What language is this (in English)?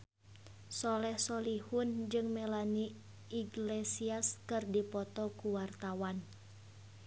Sundanese